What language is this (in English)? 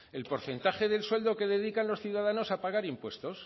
Spanish